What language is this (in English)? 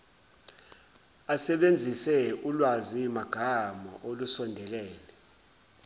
Zulu